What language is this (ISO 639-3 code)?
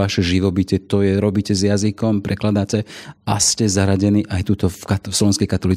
slk